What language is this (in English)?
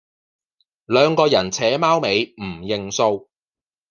Cantonese